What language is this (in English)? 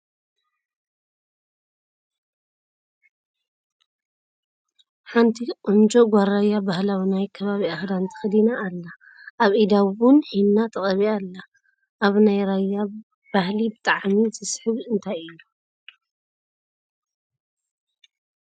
Tigrinya